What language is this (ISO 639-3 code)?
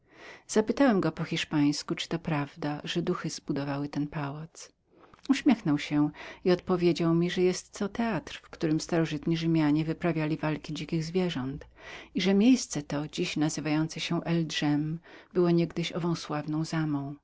pol